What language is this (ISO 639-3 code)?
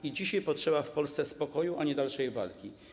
pol